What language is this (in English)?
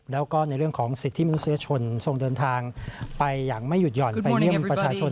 Thai